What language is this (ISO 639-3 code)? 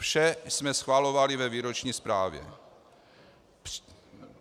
ces